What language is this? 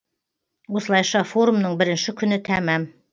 Kazakh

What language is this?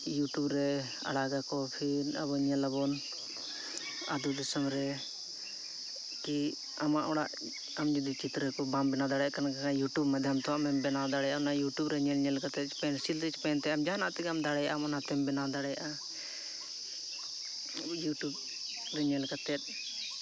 Santali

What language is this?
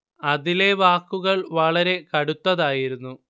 Malayalam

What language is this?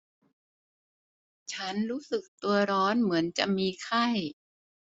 Thai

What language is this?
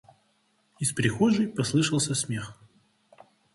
Russian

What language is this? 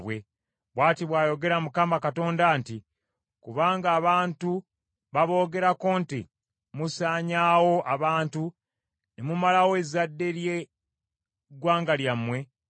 Ganda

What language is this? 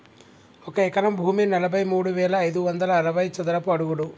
Telugu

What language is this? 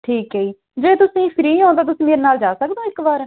Punjabi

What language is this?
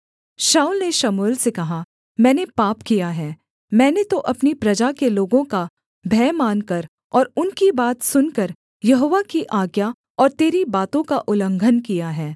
Hindi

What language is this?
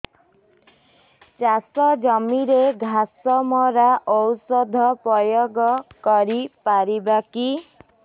Odia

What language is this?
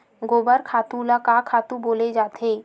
Chhattisgarhi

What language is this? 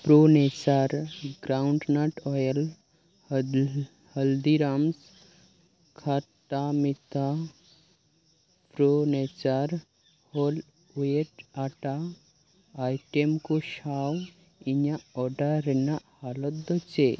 Santali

